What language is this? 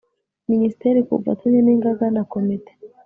Kinyarwanda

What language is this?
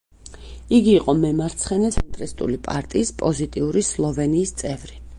Georgian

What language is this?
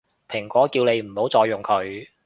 Cantonese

